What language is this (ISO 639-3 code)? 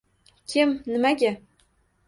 uzb